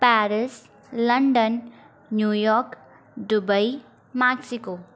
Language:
Sindhi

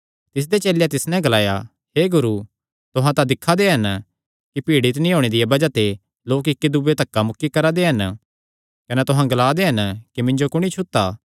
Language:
Kangri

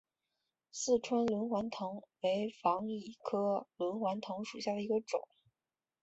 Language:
Chinese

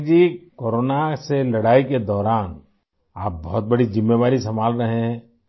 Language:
Urdu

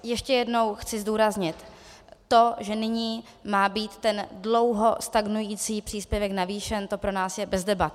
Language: Czech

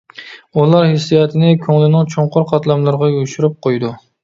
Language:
Uyghur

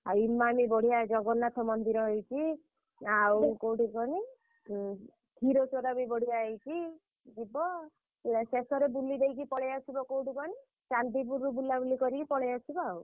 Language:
Odia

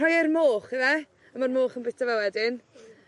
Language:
Welsh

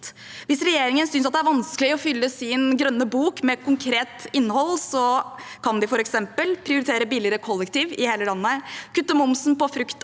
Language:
Norwegian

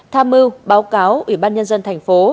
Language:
Vietnamese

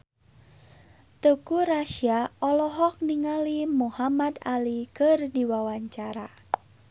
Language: Sundanese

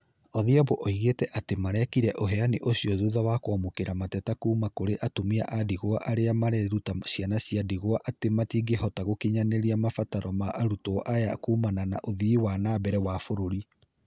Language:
Kikuyu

